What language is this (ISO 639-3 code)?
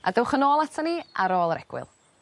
cym